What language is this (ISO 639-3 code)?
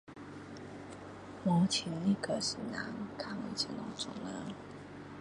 cdo